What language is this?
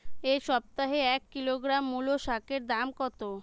Bangla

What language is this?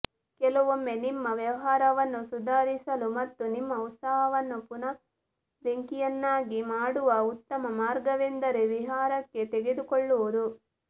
Kannada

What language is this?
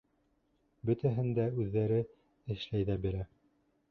Bashkir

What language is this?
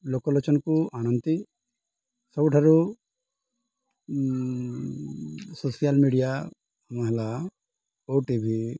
Odia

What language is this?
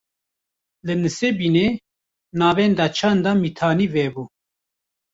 Kurdish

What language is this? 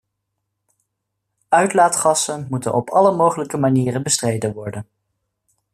Dutch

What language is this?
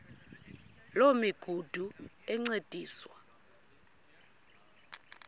Xhosa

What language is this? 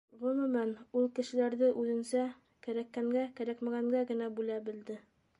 Bashkir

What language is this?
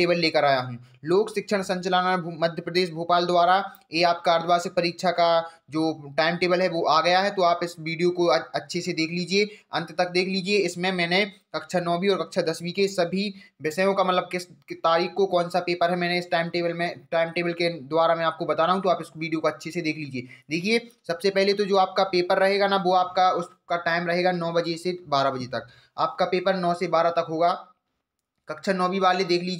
Hindi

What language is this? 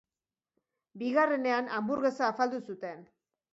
Basque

